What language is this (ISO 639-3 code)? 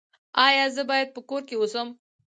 pus